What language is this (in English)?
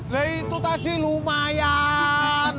Indonesian